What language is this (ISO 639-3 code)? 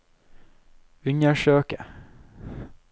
nor